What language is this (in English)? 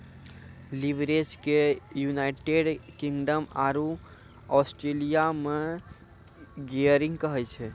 Maithili